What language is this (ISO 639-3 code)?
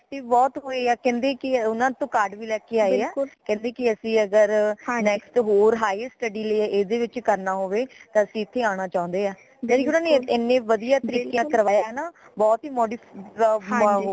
pan